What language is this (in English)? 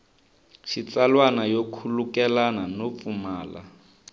Tsonga